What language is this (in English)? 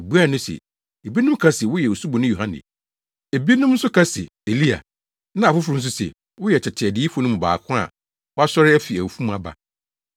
Akan